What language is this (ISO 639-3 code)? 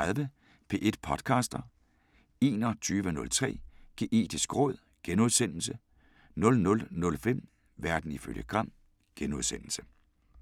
dan